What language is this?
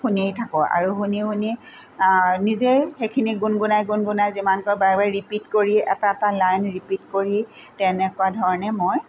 Assamese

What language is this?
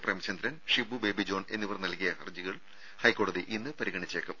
Malayalam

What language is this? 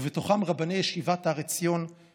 Hebrew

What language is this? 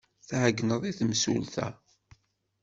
Kabyle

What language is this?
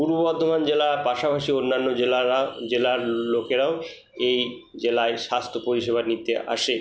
Bangla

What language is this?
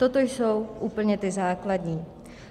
Czech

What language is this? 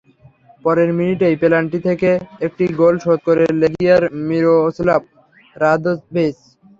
Bangla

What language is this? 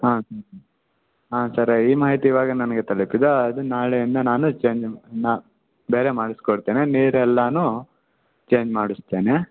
Kannada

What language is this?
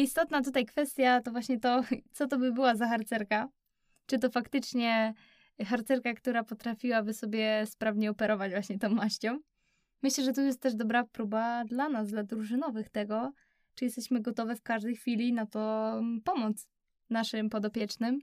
Polish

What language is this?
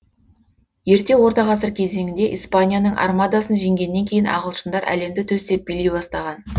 Kazakh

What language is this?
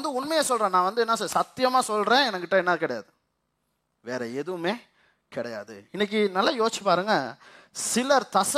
Tamil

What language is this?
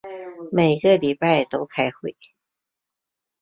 Chinese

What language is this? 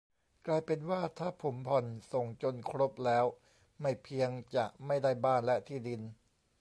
Thai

